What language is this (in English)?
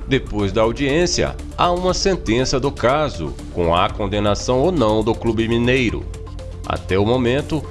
Portuguese